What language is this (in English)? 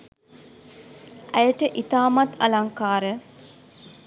Sinhala